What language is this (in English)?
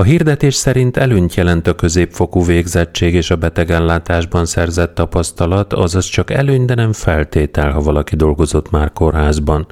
Hungarian